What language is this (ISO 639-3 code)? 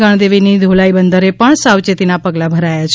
guj